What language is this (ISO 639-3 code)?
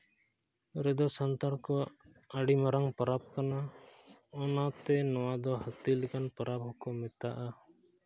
sat